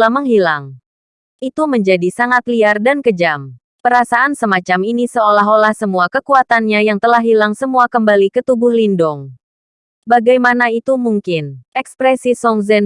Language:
Indonesian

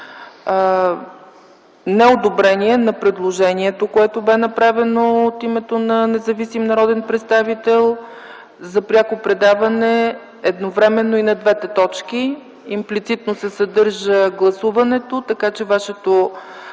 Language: Bulgarian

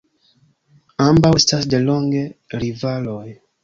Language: Esperanto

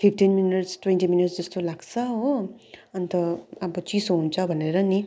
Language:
Nepali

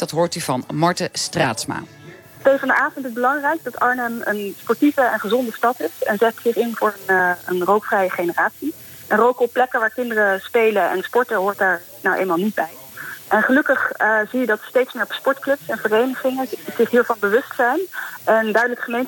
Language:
Dutch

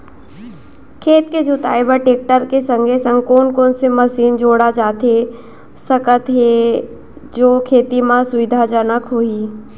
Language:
Chhattisgarhi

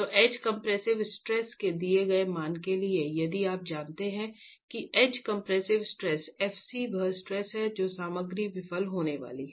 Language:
Hindi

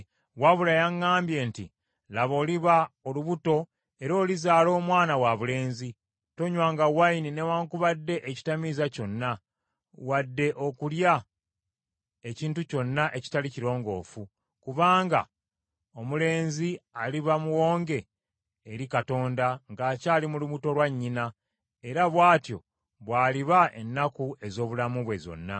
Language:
Ganda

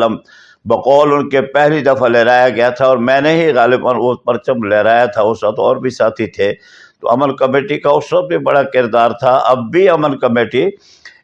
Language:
Urdu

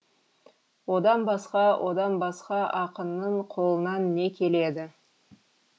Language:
Kazakh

